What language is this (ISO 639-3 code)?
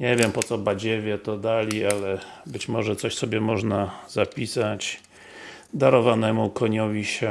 pol